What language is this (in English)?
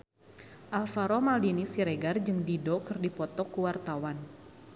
Sundanese